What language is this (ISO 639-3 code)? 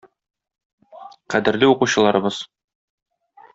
tat